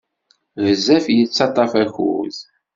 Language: Kabyle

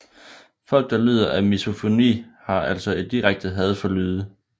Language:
Danish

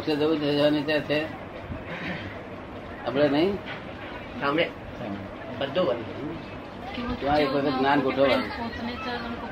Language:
Gujarati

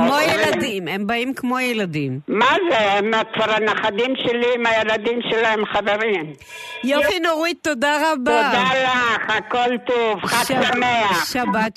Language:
Hebrew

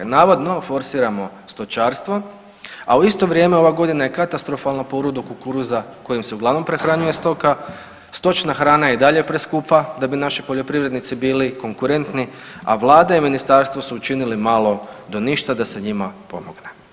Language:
Croatian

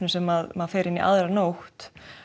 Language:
Icelandic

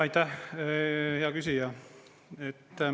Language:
Estonian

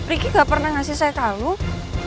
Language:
Indonesian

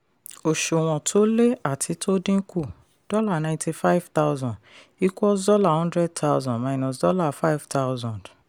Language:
Yoruba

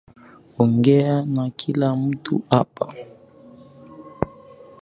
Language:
Swahili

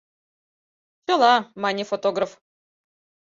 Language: Mari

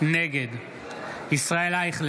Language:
Hebrew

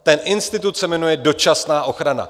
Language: Czech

